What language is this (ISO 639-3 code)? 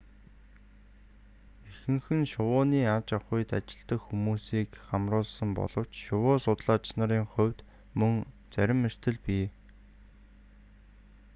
mon